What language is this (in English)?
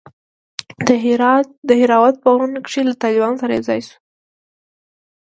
Pashto